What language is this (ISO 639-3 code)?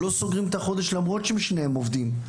heb